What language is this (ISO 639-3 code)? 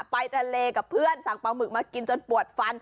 tha